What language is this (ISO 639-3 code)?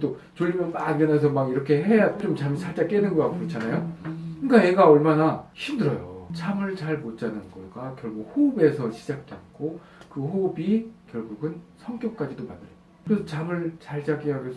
kor